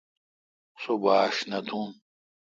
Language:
Kalkoti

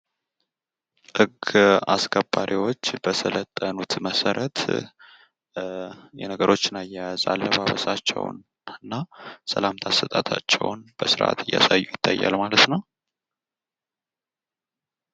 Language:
Amharic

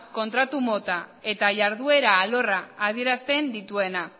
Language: Basque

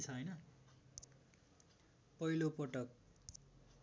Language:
Nepali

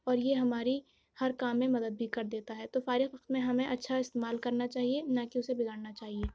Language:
Urdu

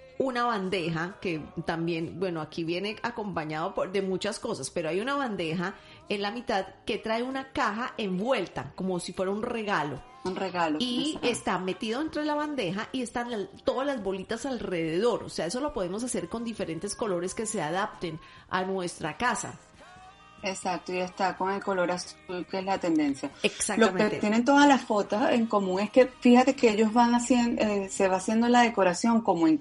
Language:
Spanish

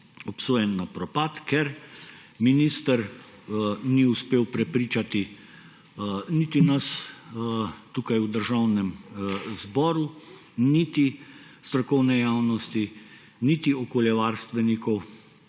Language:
Slovenian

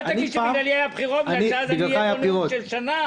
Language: Hebrew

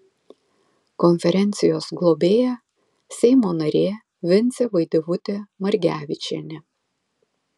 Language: Lithuanian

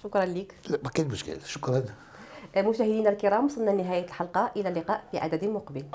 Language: Arabic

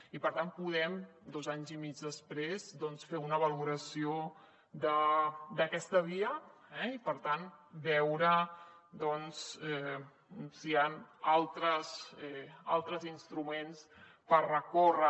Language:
Catalan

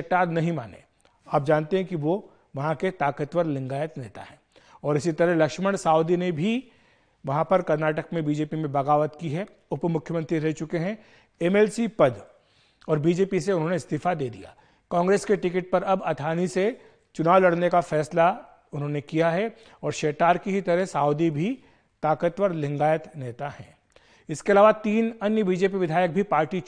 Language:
Hindi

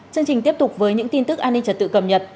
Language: Vietnamese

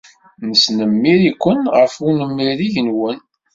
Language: Kabyle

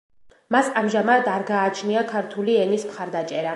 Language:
Georgian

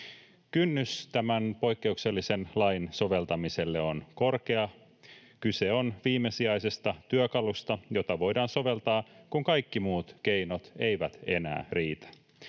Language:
Finnish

